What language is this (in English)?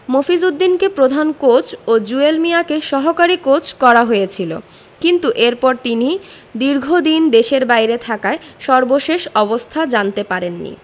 Bangla